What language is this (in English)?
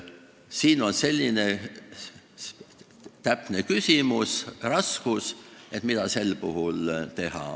Estonian